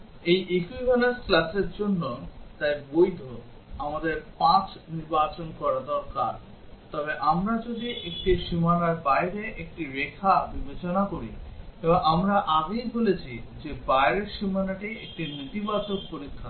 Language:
Bangla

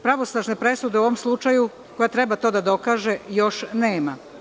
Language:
Serbian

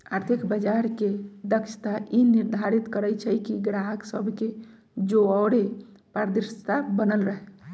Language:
Magahi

